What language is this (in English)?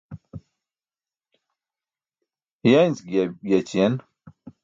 Burushaski